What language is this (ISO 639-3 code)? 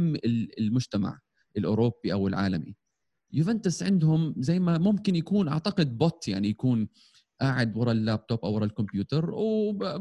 ara